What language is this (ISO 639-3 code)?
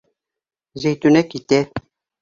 bak